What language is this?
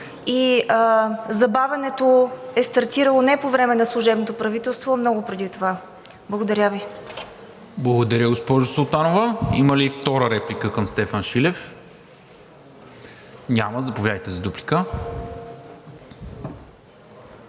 Bulgarian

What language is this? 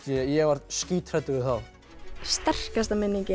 Icelandic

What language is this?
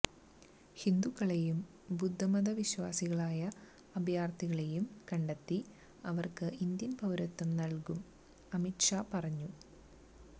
Malayalam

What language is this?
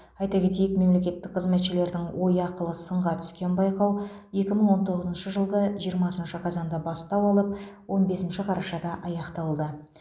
Kazakh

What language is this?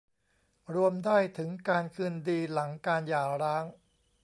Thai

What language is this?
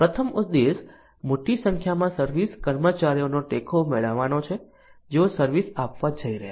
Gujarati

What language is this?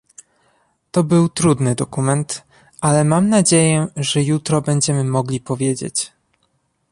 Polish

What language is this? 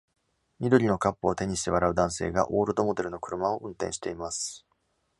Japanese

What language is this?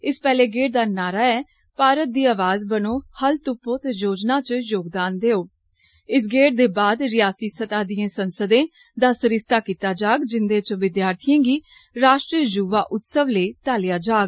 Dogri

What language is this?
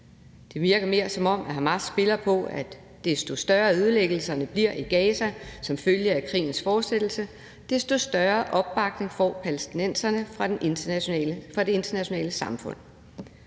Danish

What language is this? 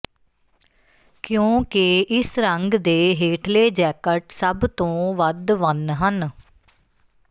Punjabi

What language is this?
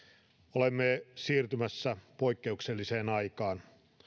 Finnish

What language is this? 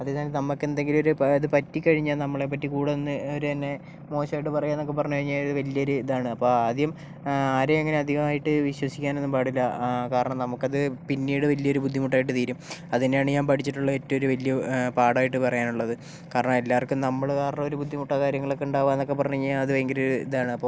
Malayalam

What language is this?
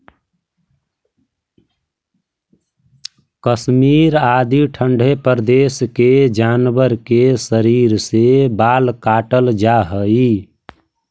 Magahi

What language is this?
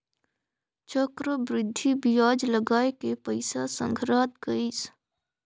Chhattisgarhi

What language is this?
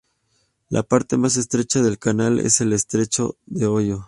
Spanish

